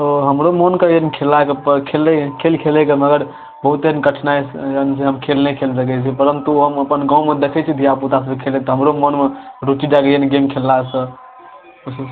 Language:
Maithili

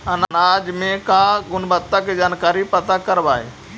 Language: Magahi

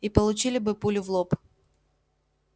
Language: Russian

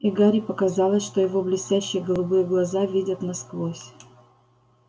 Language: Russian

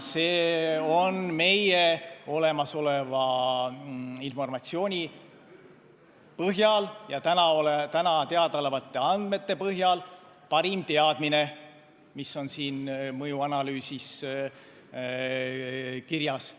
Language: Estonian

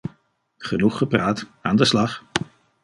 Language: Dutch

